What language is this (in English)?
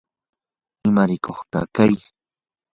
Yanahuanca Pasco Quechua